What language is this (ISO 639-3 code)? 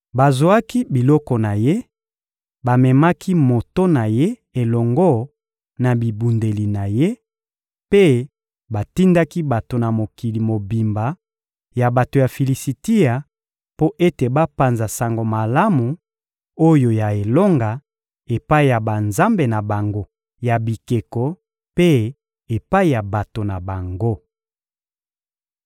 lin